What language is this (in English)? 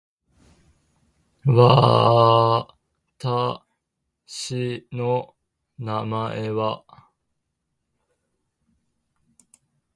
Japanese